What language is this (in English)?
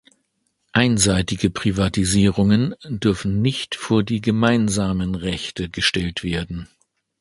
German